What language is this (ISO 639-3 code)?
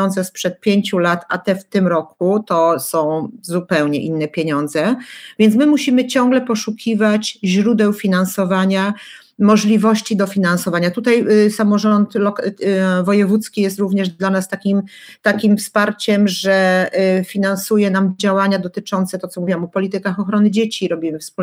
pol